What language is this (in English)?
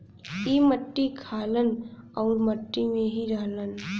Bhojpuri